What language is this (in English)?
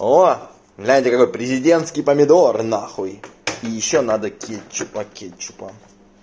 Russian